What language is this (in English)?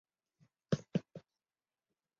Chinese